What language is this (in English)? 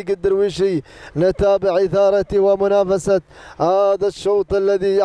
Arabic